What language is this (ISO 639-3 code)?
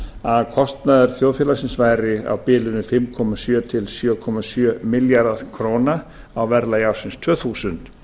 isl